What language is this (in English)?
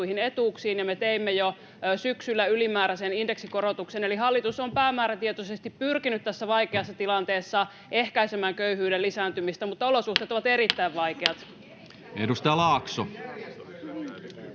Finnish